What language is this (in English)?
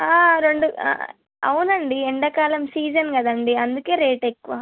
Telugu